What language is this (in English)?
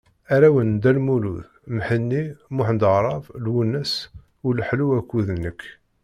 Kabyle